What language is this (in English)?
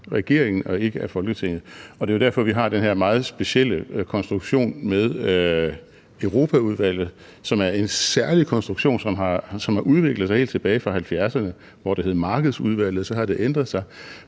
Danish